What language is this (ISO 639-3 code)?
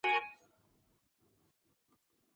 kat